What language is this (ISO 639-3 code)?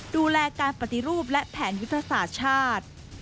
tha